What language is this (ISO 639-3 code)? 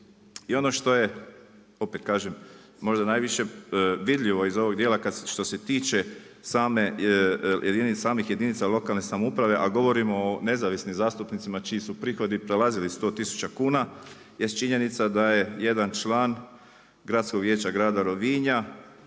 hrv